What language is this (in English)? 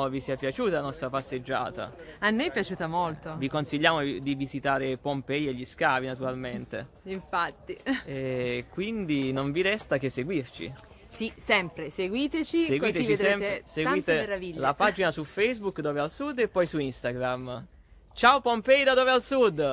Italian